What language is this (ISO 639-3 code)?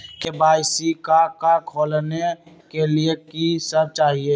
mag